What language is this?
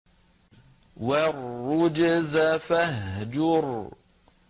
Arabic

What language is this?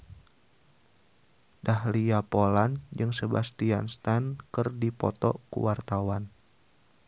Sundanese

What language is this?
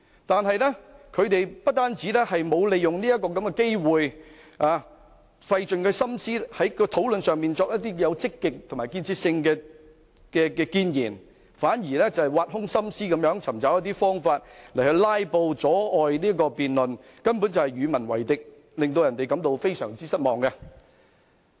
Cantonese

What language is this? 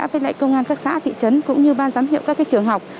Vietnamese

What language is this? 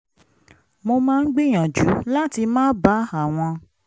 Yoruba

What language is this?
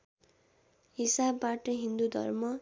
Nepali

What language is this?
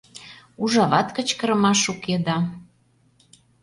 Mari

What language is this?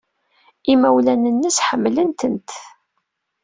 Kabyle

